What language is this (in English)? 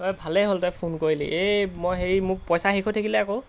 Assamese